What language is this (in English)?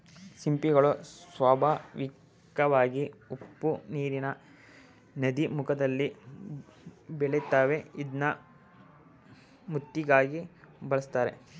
Kannada